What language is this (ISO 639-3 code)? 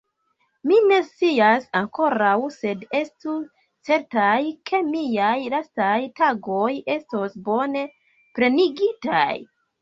epo